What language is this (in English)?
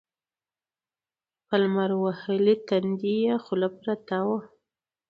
Pashto